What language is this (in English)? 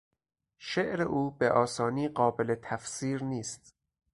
Persian